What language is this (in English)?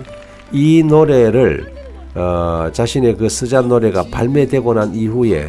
Korean